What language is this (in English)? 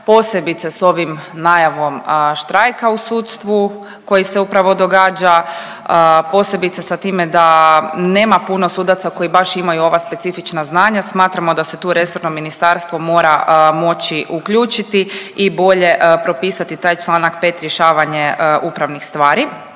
Croatian